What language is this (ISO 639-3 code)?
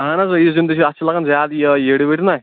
kas